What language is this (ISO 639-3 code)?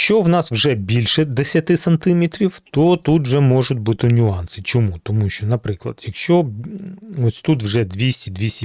ukr